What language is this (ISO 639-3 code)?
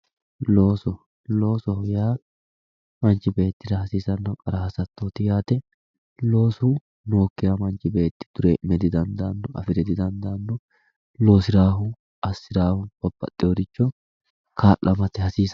sid